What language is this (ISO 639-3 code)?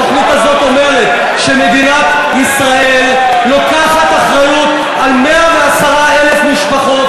heb